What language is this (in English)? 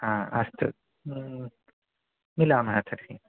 Sanskrit